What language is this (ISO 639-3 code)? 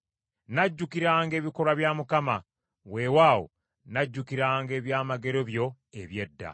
lug